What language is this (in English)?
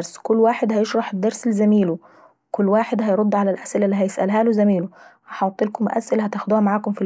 Saidi Arabic